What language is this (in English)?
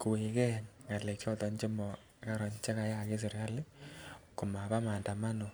Kalenjin